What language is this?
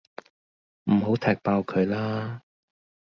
Cantonese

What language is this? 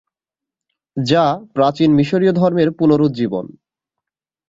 Bangla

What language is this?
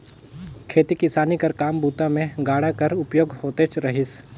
Chhattisgarhi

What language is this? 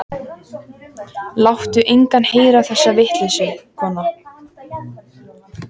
Icelandic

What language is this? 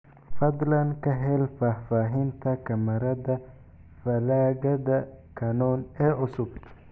Somali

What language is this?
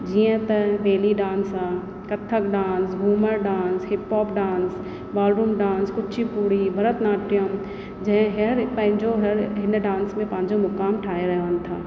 Sindhi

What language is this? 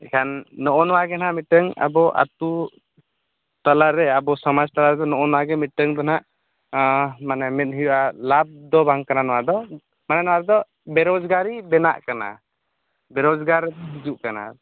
Santali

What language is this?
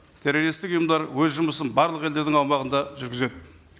Kazakh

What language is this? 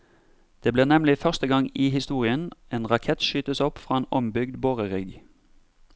Norwegian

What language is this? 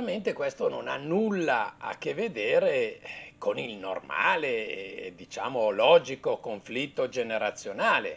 Italian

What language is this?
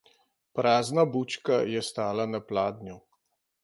Slovenian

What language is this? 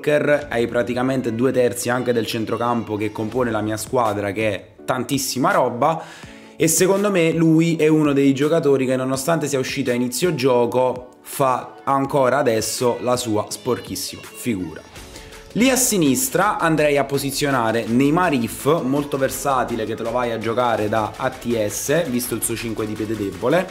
Italian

